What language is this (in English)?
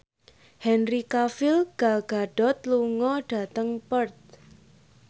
Javanese